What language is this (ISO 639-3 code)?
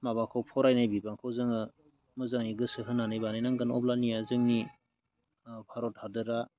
brx